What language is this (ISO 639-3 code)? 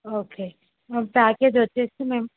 tel